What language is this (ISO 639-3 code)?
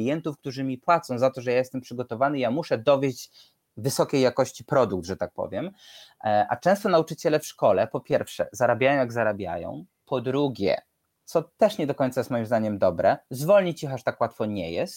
pol